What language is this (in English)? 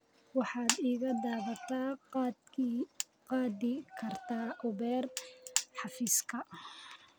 Somali